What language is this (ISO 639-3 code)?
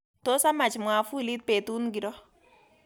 kln